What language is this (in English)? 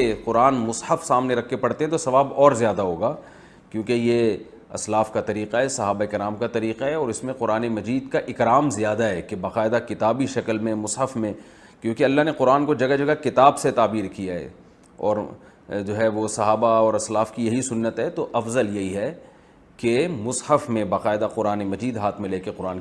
Urdu